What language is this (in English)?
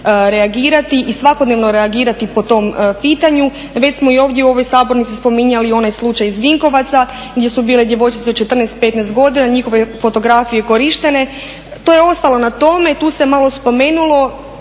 Croatian